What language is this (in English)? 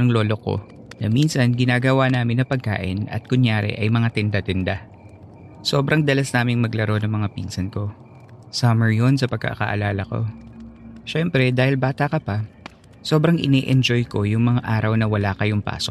Filipino